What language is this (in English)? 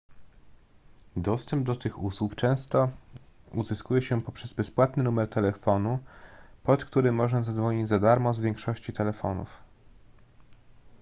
Polish